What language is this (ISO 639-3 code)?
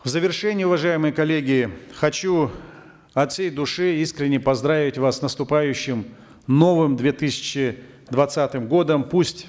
kaz